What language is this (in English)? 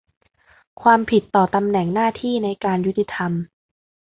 Thai